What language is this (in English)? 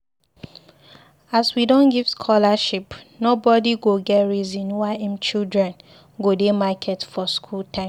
Nigerian Pidgin